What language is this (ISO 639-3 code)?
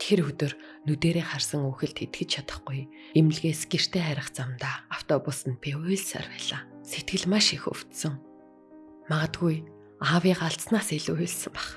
tur